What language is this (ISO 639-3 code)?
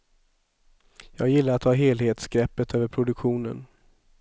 swe